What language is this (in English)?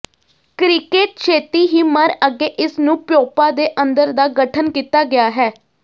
Punjabi